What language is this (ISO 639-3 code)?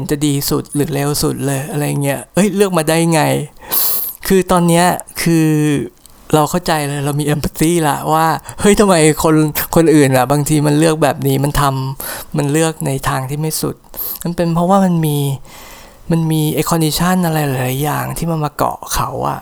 tha